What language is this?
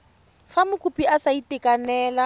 Tswana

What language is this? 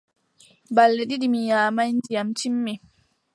Adamawa Fulfulde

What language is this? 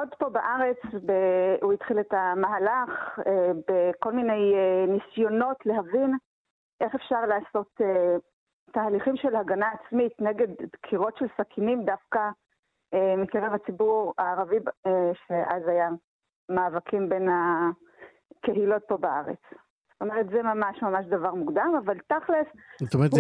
Hebrew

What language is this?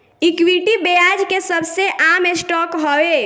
Bhojpuri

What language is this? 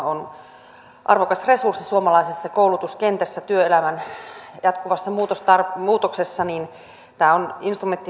Finnish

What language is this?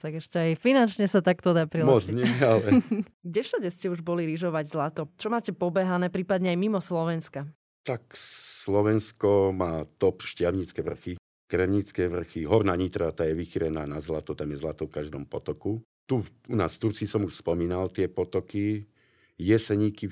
Slovak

